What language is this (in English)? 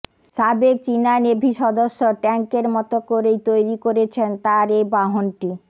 Bangla